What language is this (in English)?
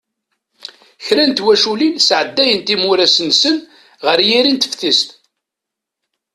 Kabyle